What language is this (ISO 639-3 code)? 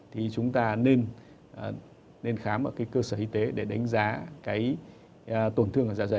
vie